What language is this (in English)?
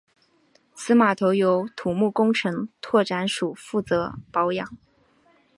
Chinese